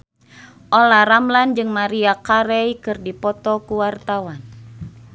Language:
Sundanese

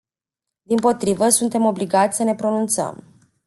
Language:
Romanian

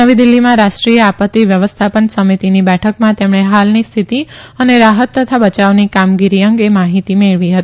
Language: Gujarati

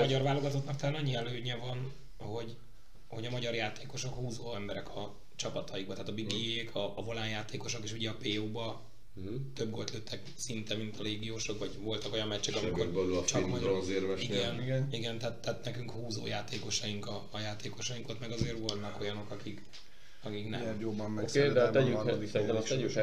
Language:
Hungarian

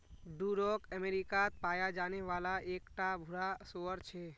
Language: Magahi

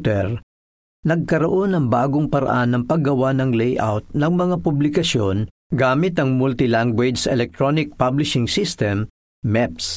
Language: Filipino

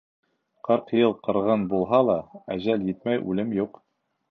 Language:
Bashkir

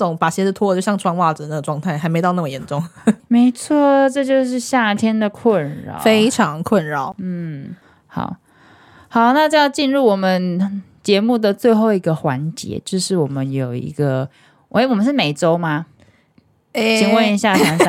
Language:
Chinese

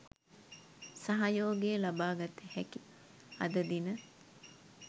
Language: Sinhala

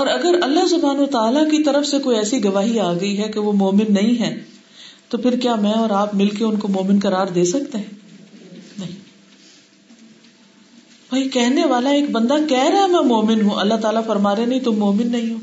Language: Urdu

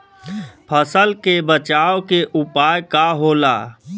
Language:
Bhojpuri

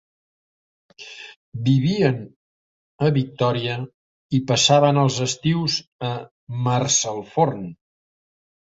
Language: Catalan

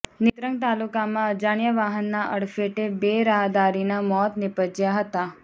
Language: Gujarati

